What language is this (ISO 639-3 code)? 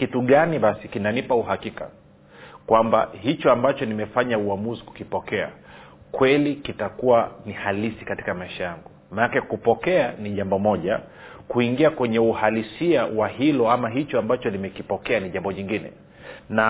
swa